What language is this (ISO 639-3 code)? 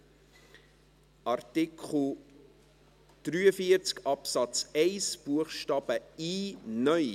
gsw